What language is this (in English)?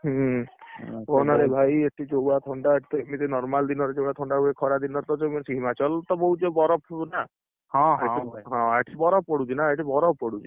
Odia